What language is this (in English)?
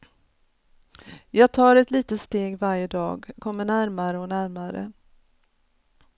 Swedish